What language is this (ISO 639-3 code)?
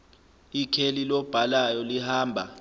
zul